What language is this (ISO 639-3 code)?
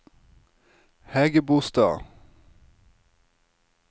nor